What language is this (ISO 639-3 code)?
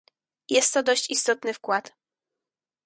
pol